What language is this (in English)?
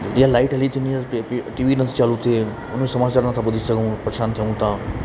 Sindhi